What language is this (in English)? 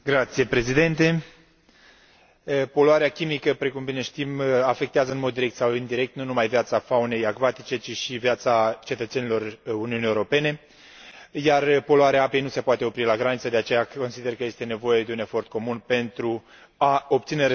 Romanian